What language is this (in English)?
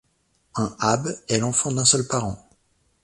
French